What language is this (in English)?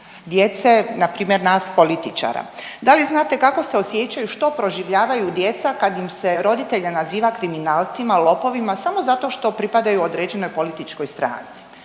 Croatian